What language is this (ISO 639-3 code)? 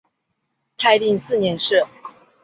zho